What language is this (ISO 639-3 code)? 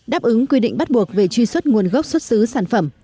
vie